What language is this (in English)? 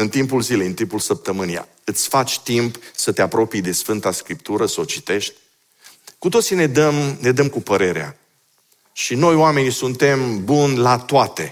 Romanian